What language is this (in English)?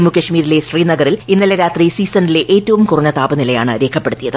Malayalam